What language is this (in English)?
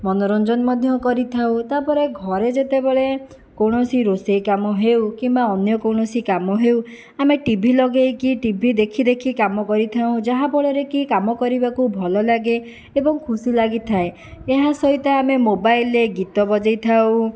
Odia